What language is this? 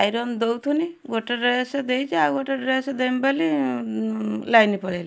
Odia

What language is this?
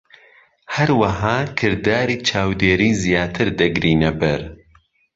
Central Kurdish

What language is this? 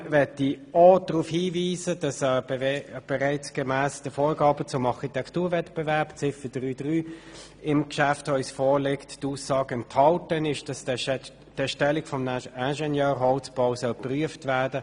Swiss German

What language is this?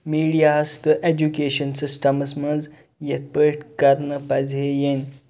Kashmiri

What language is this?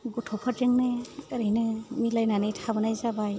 Bodo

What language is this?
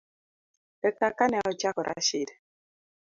Luo (Kenya and Tanzania)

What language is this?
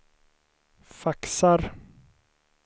Swedish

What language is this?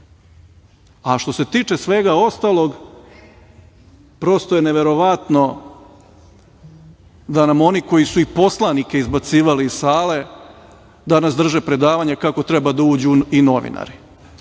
Serbian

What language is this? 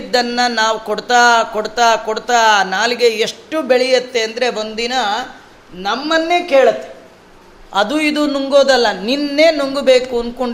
Kannada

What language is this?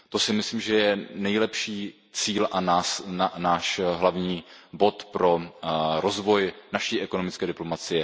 Czech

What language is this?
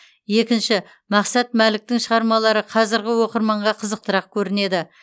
Kazakh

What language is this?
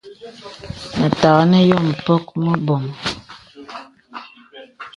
Bebele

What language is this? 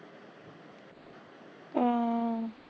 Punjabi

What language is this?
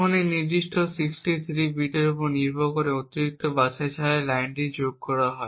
Bangla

